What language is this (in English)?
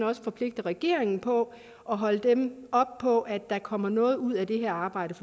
Danish